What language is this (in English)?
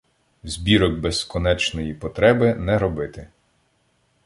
Ukrainian